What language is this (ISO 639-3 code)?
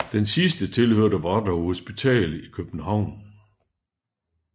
dan